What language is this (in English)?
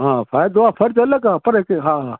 Sindhi